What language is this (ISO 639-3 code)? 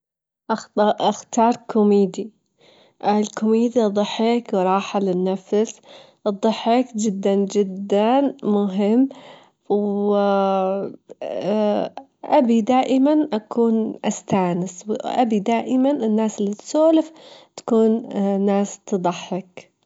afb